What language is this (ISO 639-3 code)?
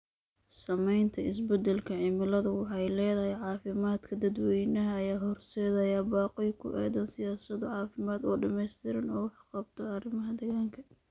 som